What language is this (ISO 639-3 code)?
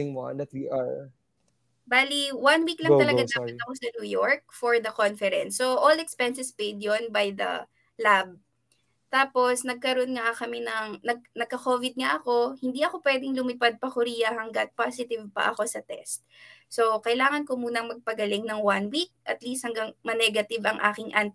fil